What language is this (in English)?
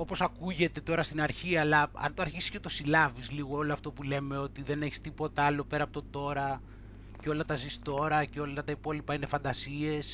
Greek